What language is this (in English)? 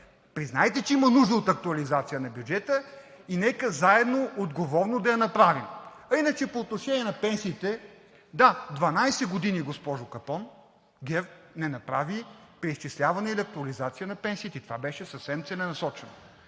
Bulgarian